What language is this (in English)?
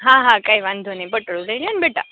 Gujarati